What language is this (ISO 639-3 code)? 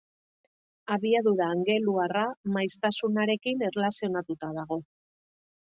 eus